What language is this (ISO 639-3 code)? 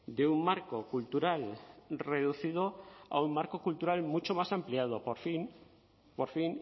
spa